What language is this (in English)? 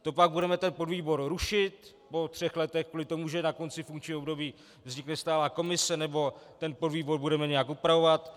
Czech